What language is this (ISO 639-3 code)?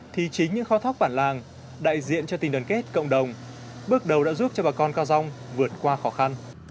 vie